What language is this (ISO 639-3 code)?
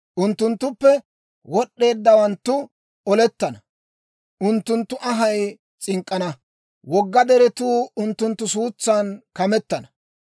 dwr